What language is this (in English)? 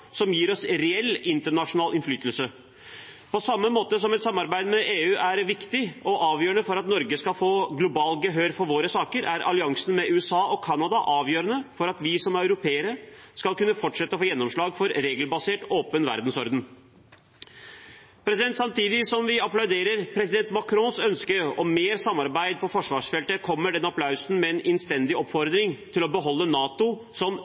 Norwegian Bokmål